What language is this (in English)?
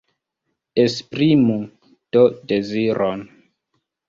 Esperanto